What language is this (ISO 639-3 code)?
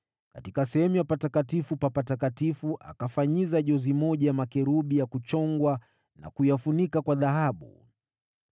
swa